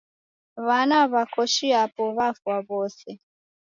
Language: Taita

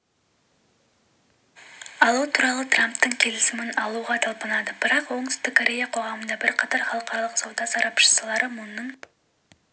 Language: Kazakh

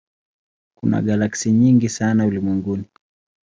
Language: Swahili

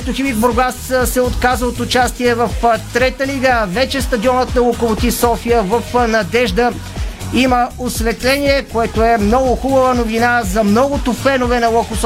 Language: Bulgarian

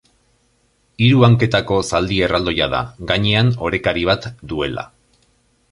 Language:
Basque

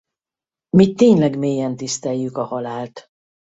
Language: Hungarian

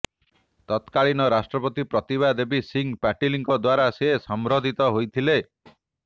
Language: Odia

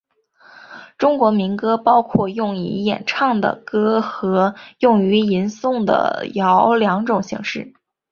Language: Chinese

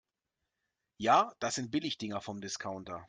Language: German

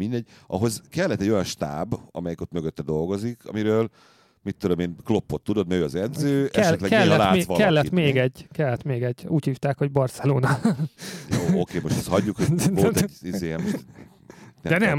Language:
Hungarian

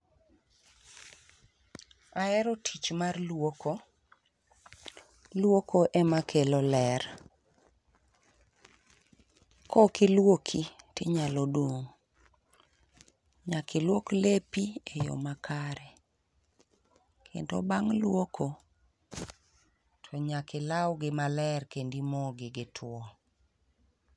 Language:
Luo (Kenya and Tanzania)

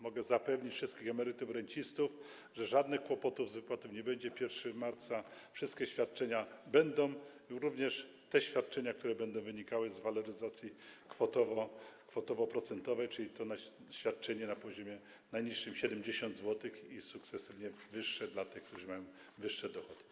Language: Polish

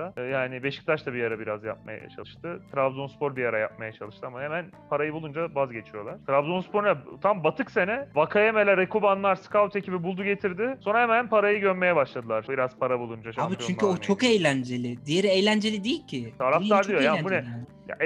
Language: Turkish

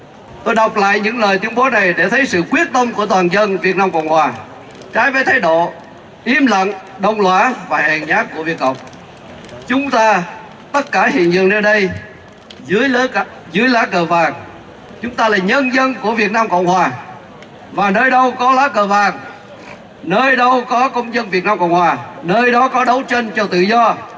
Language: Vietnamese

